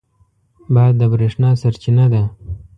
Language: Pashto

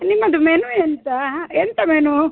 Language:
Kannada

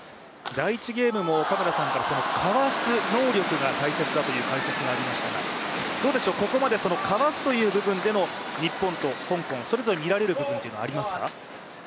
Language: Japanese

